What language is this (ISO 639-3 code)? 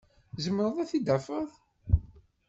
kab